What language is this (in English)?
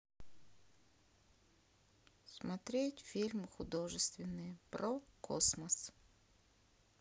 Russian